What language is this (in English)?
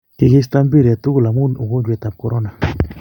Kalenjin